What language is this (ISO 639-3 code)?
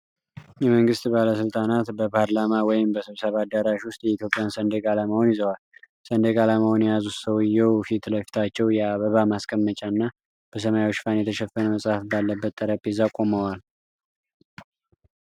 amh